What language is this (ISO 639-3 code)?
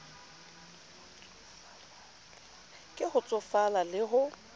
sot